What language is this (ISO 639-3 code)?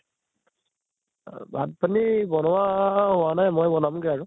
asm